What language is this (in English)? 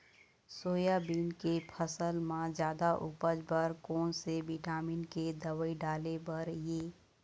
Chhattisgarhi